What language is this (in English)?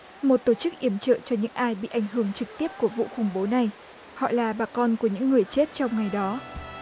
Vietnamese